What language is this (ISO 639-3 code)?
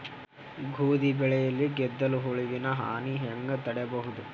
kan